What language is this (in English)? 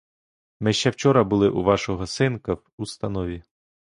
Ukrainian